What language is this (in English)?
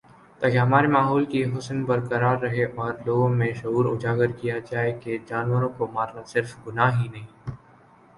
Urdu